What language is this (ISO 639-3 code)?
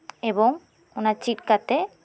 sat